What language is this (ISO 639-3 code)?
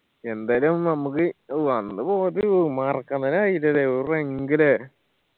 mal